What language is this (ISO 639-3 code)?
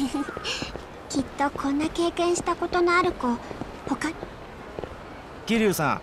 jpn